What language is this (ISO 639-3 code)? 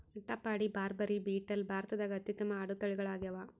kan